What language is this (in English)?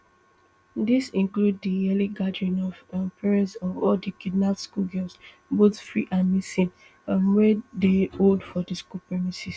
Nigerian Pidgin